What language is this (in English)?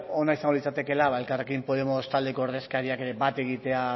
Basque